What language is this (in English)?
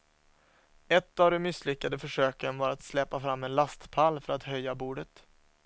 Swedish